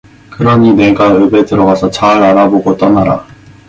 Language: Korean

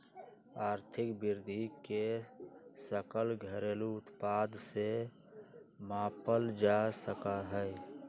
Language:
Magahi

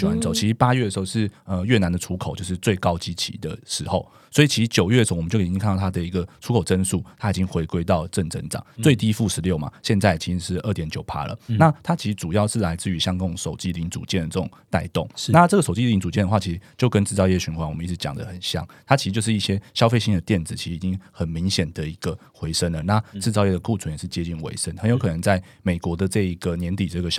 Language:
Chinese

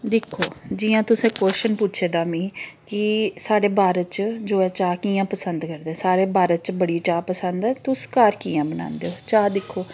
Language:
Dogri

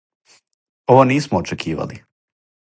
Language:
Serbian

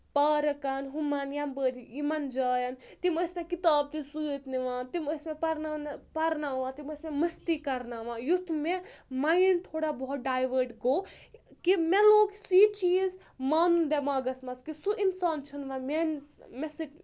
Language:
Kashmiri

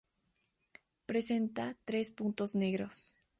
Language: Spanish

